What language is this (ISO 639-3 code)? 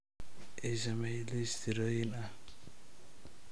som